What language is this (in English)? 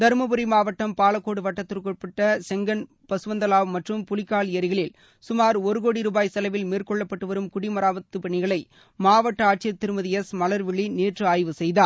Tamil